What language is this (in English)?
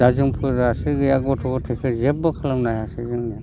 Bodo